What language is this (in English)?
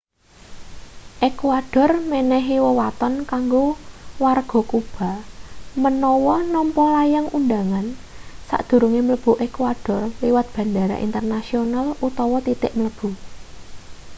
Javanese